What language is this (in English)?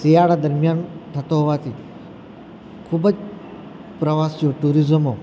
Gujarati